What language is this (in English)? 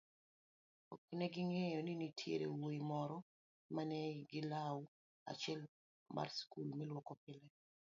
Luo (Kenya and Tanzania)